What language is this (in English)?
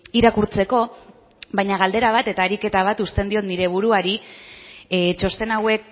Basque